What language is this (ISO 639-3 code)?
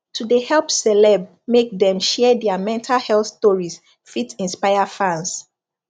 pcm